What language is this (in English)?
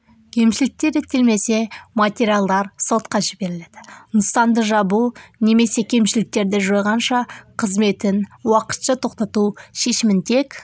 Kazakh